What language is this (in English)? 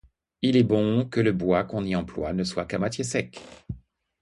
French